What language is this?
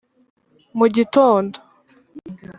Kinyarwanda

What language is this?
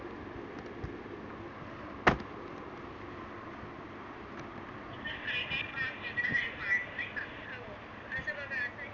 Marathi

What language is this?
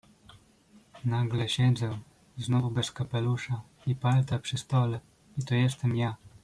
Polish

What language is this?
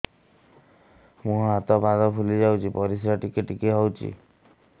Odia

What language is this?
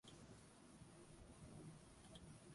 Swahili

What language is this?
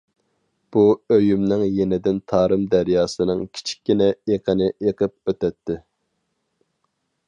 Uyghur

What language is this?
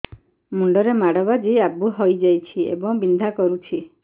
Odia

